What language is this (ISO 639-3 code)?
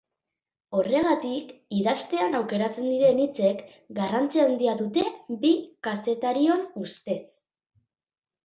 eus